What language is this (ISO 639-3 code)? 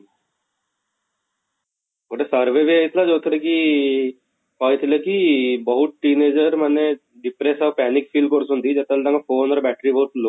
ori